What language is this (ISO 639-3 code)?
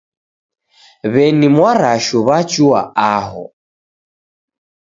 dav